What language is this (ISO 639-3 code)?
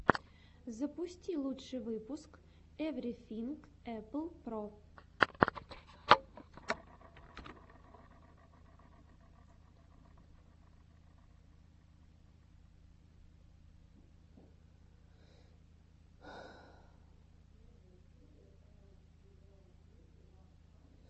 rus